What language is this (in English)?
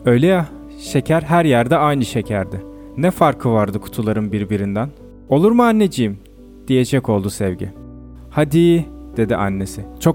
Turkish